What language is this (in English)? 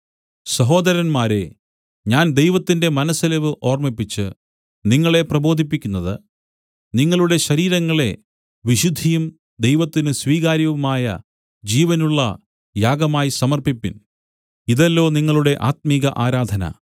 Malayalam